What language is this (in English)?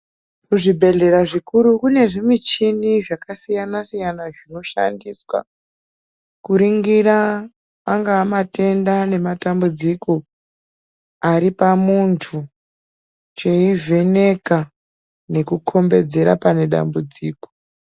Ndau